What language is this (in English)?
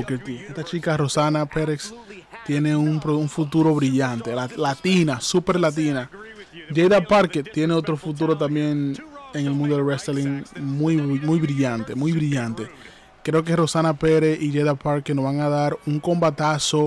Spanish